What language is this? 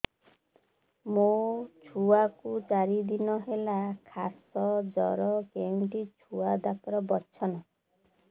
Odia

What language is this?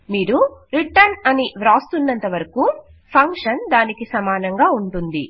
Telugu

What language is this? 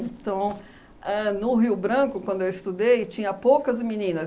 Portuguese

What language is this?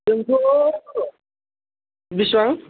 Bodo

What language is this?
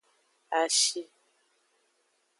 Aja (Benin)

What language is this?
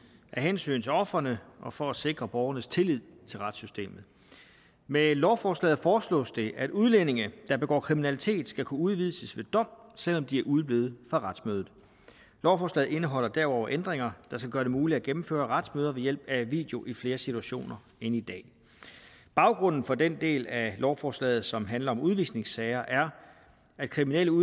Danish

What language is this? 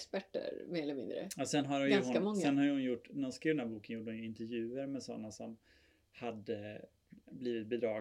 Swedish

